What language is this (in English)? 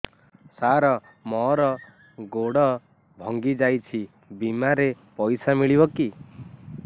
Odia